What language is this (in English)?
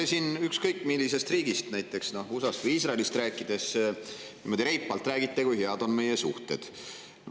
Estonian